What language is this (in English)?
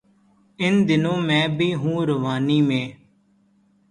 Urdu